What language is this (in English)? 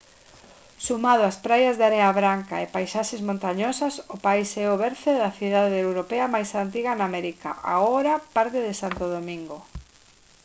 Galician